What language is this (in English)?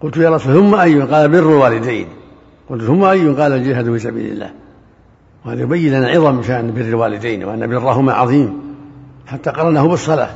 Arabic